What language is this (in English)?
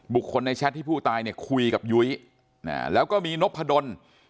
Thai